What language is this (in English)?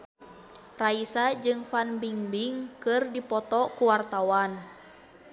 Sundanese